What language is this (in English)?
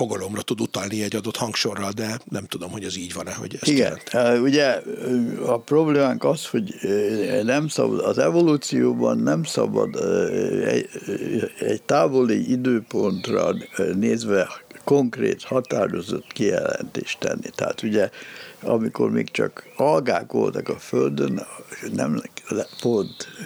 Hungarian